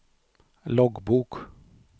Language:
Swedish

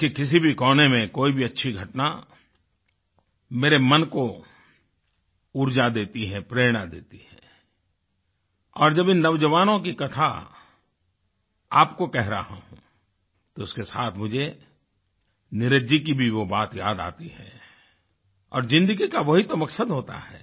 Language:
Hindi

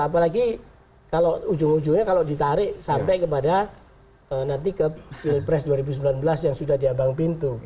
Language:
Indonesian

